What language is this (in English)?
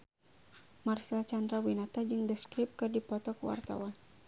Sundanese